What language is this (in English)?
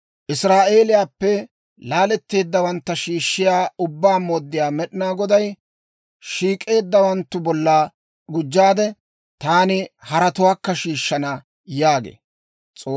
Dawro